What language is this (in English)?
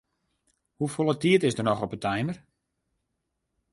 Western Frisian